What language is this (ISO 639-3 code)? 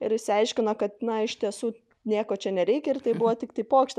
lit